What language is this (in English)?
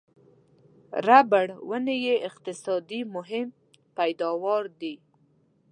Pashto